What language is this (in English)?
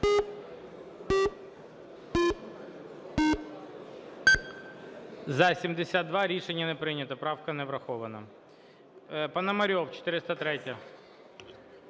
Ukrainian